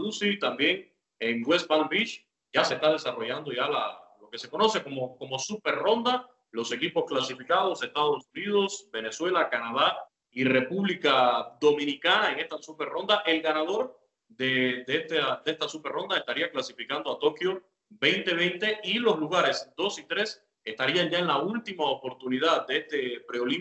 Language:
Spanish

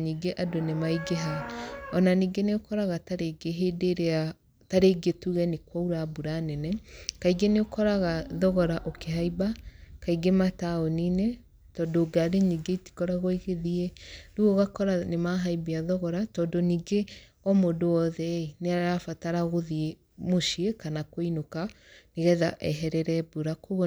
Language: Kikuyu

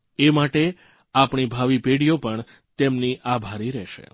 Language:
Gujarati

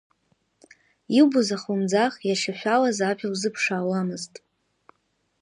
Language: Abkhazian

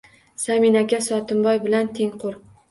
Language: Uzbek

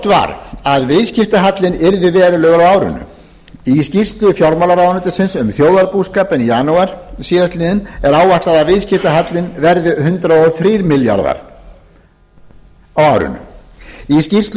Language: Icelandic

